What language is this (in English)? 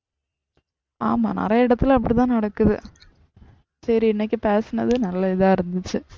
Tamil